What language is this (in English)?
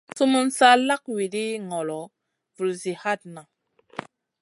Masana